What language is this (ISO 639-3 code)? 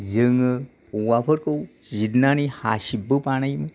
brx